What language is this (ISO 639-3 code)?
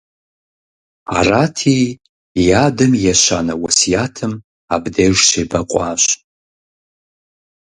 kbd